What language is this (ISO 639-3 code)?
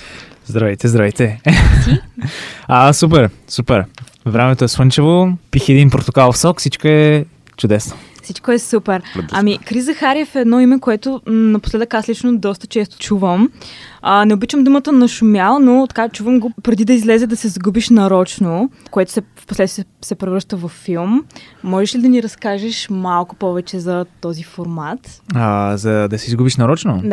bul